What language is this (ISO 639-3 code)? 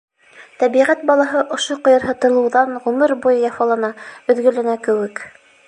bak